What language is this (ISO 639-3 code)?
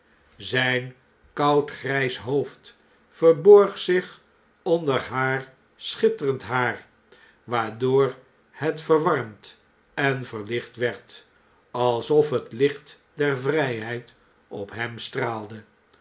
nld